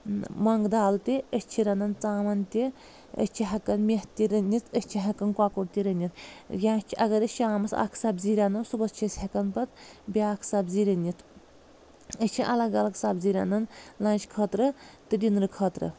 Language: Kashmiri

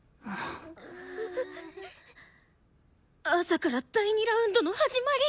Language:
Japanese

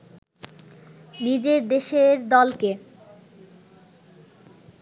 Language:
Bangla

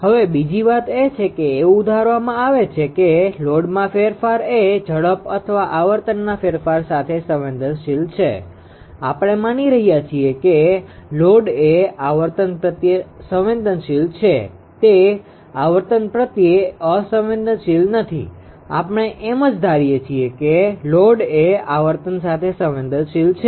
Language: Gujarati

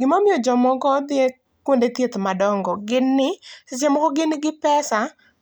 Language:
Luo (Kenya and Tanzania)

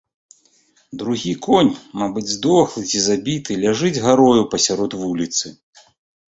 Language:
Belarusian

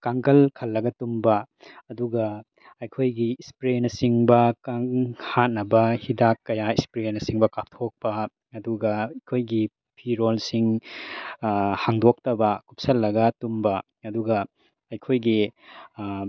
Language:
Manipuri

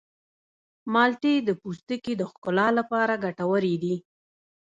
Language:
Pashto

